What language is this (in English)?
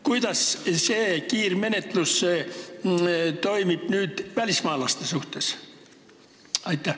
Estonian